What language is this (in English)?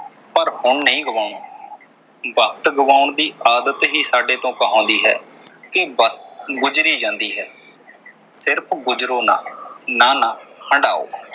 Punjabi